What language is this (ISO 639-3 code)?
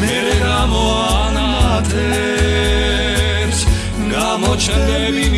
kat